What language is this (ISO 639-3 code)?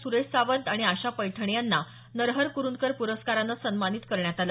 mar